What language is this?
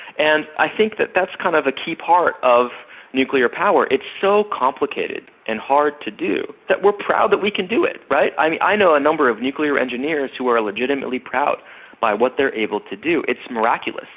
English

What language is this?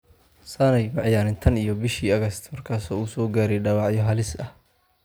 Somali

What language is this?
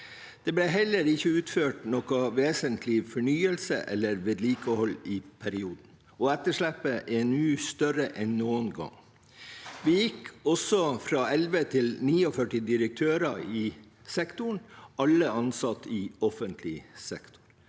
Norwegian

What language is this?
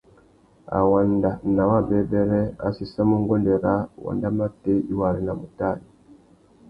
Tuki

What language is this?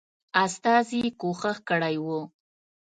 Pashto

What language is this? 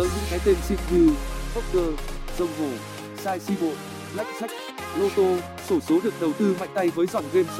Vietnamese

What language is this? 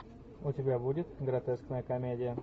Russian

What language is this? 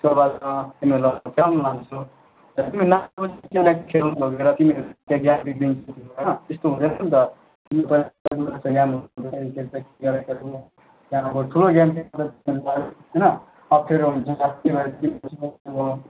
Nepali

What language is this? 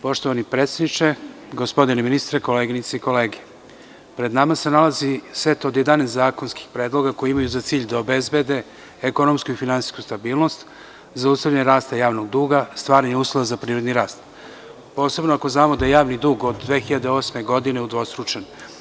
Serbian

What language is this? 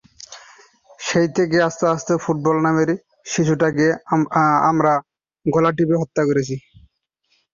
Bangla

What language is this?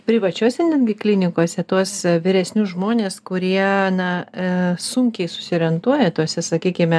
Lithuanian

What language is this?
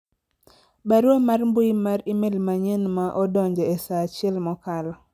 Luo (Kenya and Tanzania)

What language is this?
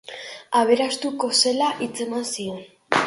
Basque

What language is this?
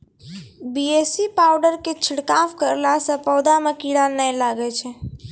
Maithili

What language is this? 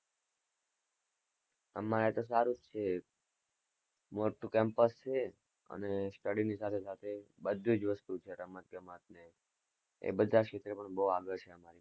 Gujarati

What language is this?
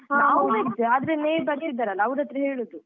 Kannada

